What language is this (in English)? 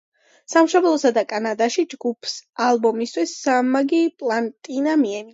Georgian